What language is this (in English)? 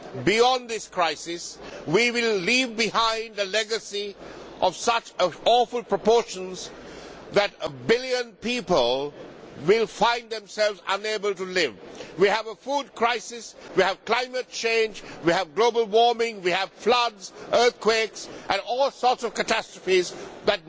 English